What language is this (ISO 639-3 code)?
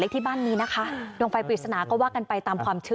tha